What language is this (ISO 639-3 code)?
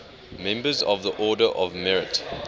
eng